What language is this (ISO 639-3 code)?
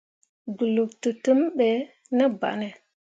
mua